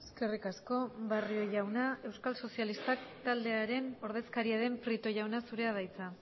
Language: Basque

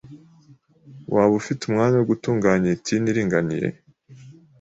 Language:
Kinyarwanda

